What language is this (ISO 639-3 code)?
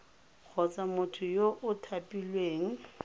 tsn